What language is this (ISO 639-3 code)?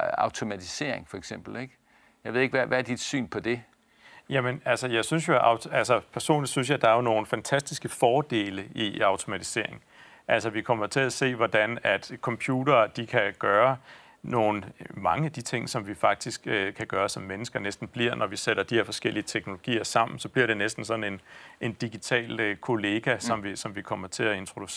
dan